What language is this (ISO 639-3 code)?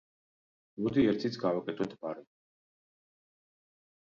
kat